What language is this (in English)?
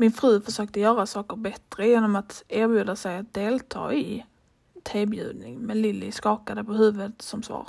Swedish